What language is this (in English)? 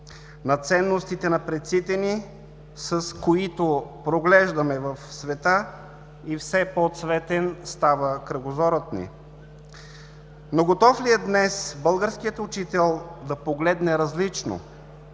Bulgarian